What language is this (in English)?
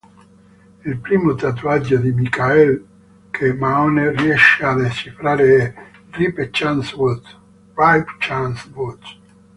Italian